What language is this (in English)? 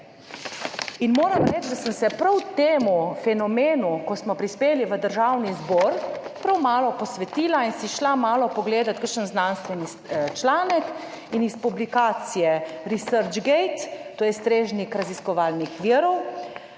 Slovenian